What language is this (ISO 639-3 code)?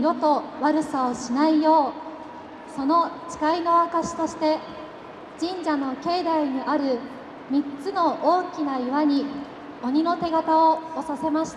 jpn